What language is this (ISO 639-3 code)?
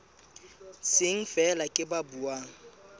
sot